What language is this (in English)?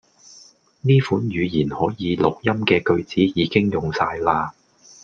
Cantonese